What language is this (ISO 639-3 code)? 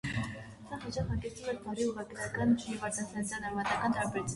hye